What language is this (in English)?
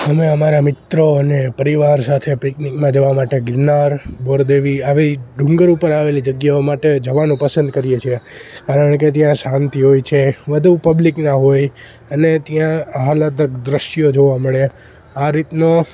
Gujarati